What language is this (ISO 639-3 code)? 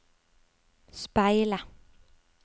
nor